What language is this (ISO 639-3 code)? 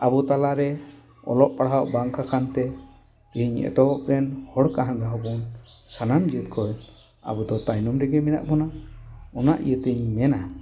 sat